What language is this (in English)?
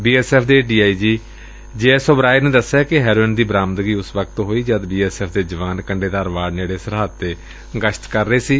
Punjabi